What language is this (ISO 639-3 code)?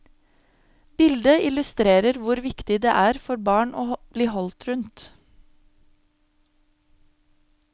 nor